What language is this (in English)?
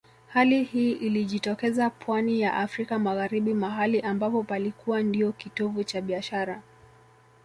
Swahili